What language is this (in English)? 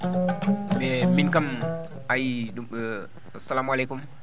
Fula